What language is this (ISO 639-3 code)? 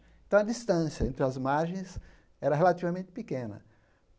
por